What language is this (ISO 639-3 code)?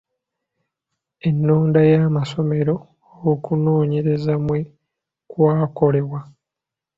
lug